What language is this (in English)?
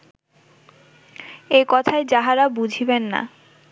Bangla